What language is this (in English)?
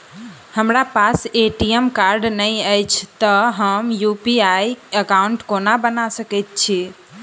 Maithili